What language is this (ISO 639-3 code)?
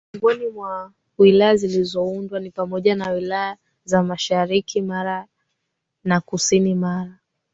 swa